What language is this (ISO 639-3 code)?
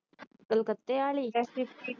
pan